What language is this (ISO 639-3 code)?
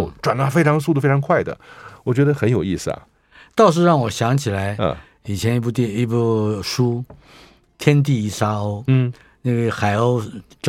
zho